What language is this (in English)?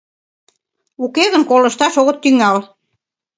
Mari